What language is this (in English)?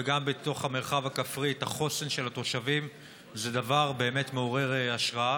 Hebrew